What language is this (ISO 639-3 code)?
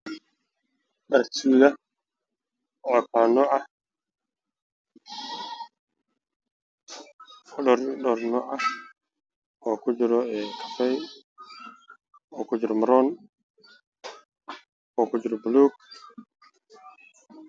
som